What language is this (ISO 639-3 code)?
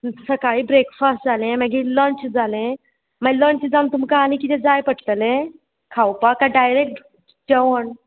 kok